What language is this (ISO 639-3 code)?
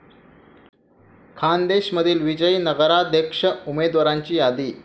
mar